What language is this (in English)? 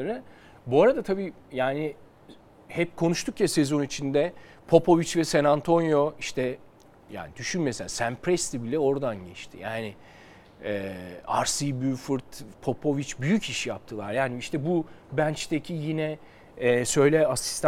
Turkish